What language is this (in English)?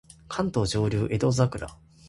Japanese